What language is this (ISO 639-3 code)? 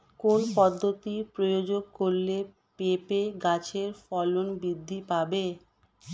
ben